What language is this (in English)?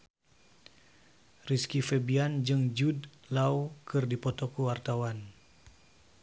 Sundanese